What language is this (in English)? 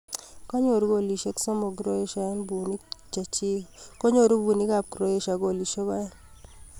Kalenjin